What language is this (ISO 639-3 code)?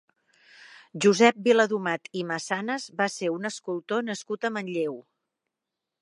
cat